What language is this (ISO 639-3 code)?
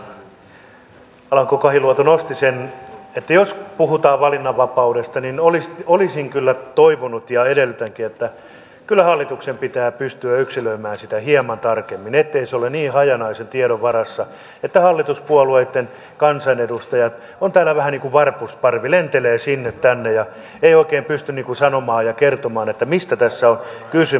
fin